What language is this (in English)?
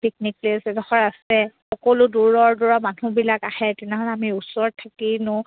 Assamese